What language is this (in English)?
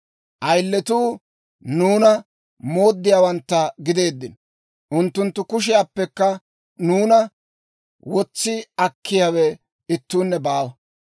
Dawro